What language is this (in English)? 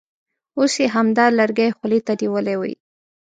Pashto